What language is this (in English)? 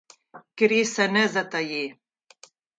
Slovenian